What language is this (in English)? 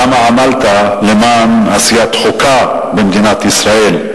Hebrew